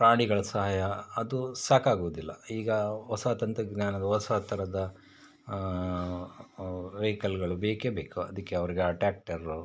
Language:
Kannada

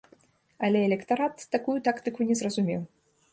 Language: Belarusian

